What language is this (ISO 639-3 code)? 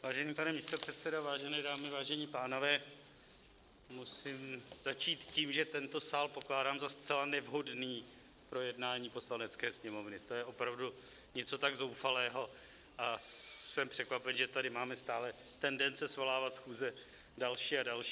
ces